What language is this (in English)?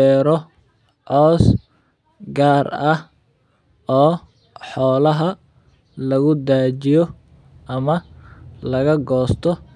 Somali